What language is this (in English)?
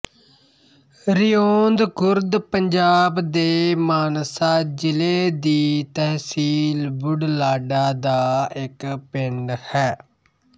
Punjabi